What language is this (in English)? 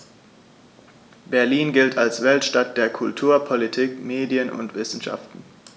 German